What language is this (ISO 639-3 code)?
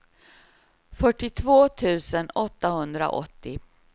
swe